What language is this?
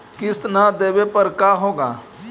Magahi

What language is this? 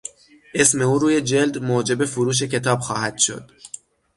Persian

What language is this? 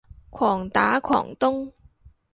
Cantonese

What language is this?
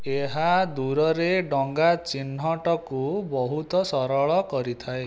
Odia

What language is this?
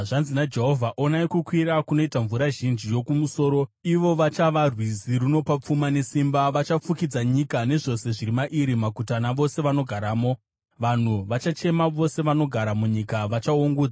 Shona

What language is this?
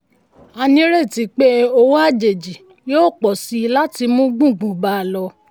Yoruba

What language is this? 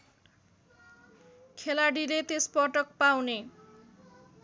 Nepali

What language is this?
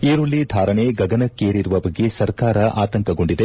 Kannada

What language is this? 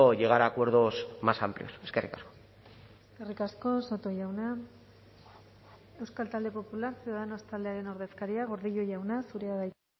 Basque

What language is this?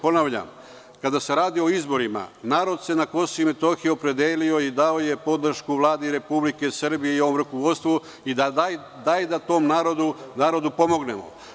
Serbian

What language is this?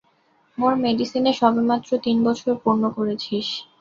Bangla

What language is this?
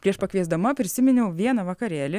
Lithuanian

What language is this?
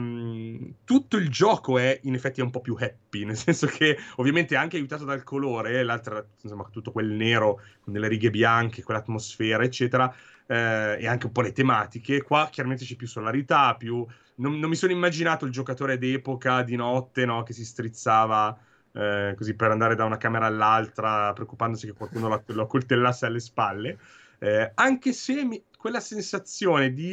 Italian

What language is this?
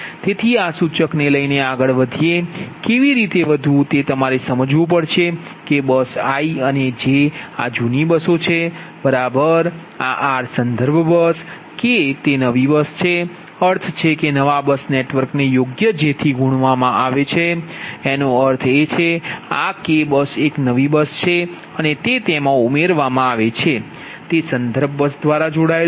Gujarati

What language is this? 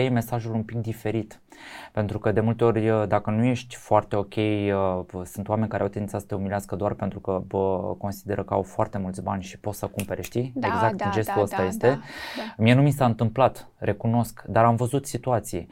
Romanian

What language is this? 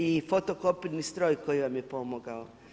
Croatian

